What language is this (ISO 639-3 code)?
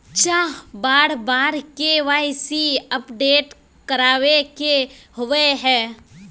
mag